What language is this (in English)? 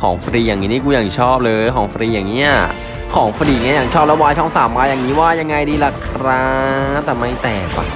Thai